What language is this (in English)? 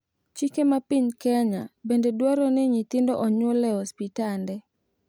Luo (Kenya and Tanzania)